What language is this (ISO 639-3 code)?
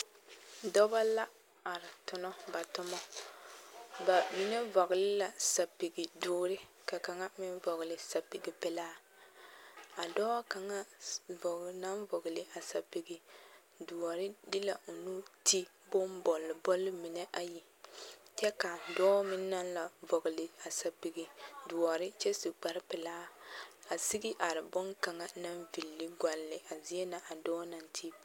dga